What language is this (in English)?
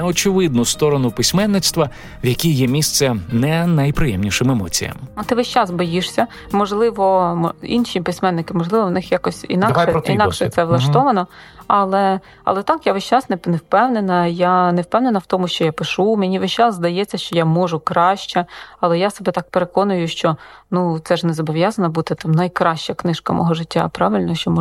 Ukrainian